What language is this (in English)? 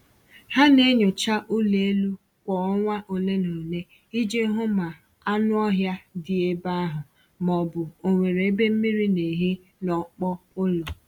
Igbo